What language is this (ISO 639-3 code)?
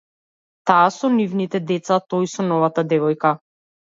mkd